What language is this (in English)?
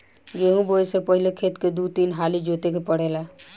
Bhojpuri